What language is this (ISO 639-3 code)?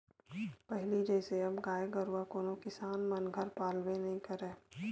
hne